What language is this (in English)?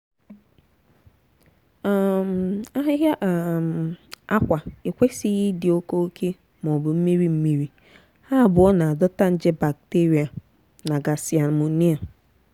Igbo